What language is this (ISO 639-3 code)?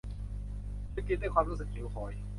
tha